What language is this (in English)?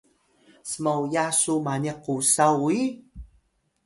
Atayal